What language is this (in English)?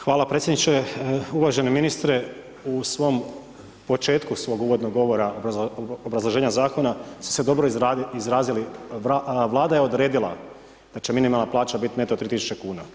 Croatian